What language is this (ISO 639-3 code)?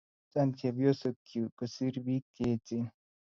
kln